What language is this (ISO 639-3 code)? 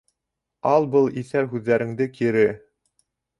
bak